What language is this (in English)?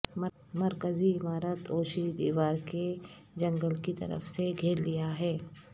Urdu